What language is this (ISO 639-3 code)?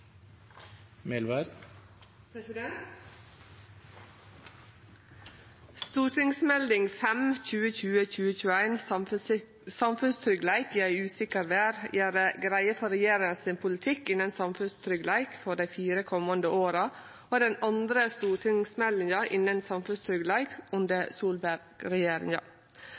nno